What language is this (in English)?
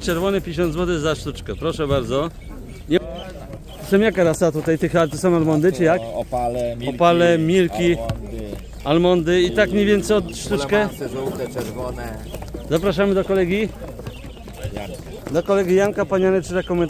Polish